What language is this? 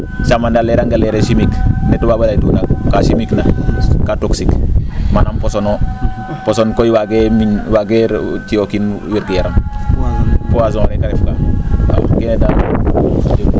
Serer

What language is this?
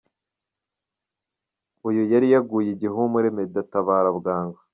Kinyarwanda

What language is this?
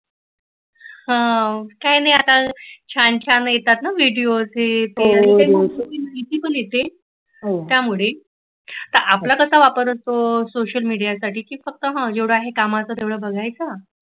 Marathi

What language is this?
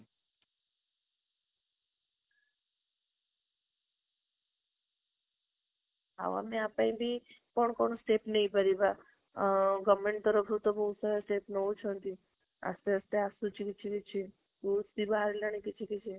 Odia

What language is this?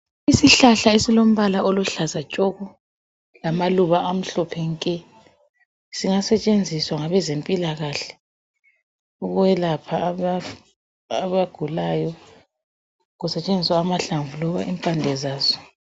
North Ndebele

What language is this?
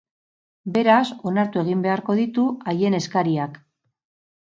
Basque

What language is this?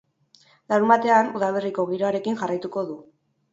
Basque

